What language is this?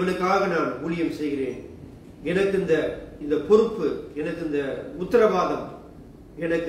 Tamil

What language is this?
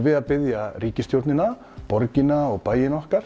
Icelandic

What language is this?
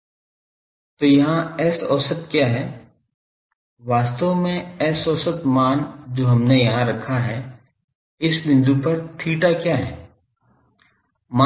Hindi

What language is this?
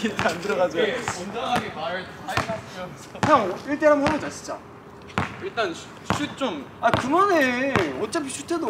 Korean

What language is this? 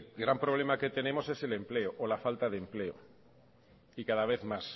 Spanish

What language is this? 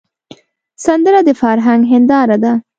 Pashto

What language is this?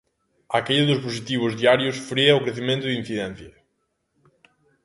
Galician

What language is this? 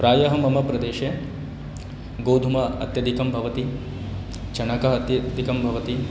Sanskrit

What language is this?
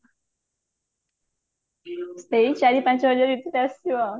Odia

